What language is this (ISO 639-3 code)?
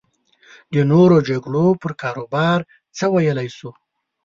pus